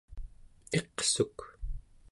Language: Central Yupik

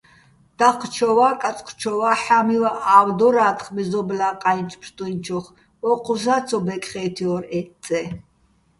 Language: Bats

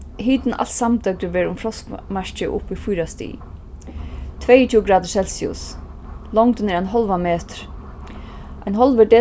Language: Faroese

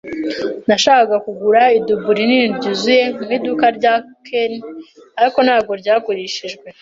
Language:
Kinyarwanda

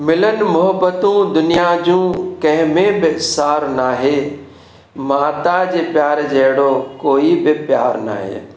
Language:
Sindhi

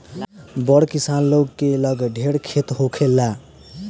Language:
Bhojpuri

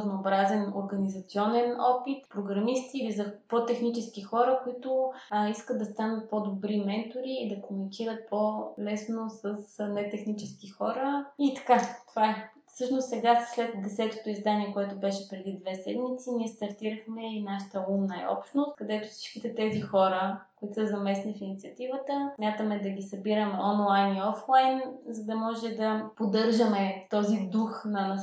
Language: Bulgarian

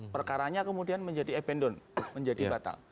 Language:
Indonesian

